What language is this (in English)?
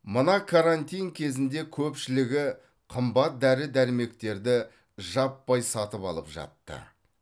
Kazakh